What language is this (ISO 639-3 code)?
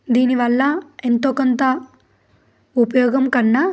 tel